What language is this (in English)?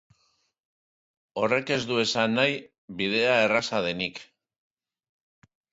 Basque